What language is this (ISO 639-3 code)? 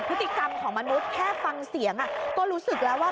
tha